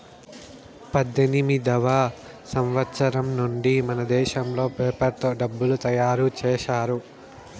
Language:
Telugu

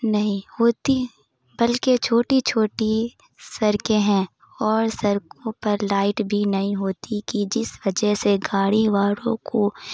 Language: Urdu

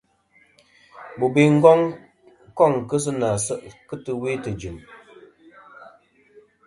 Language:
Kom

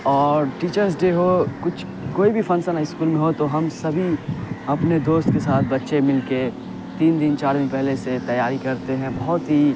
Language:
Urdu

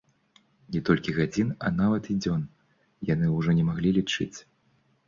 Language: Belarusian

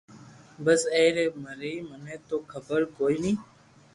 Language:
Loarki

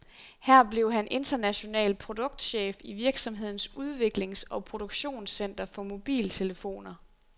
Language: Danish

